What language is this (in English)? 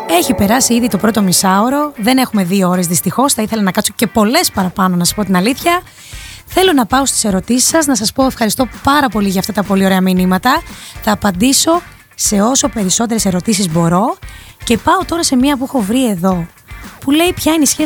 Greek